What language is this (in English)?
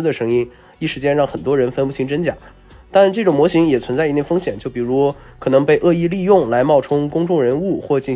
Chinese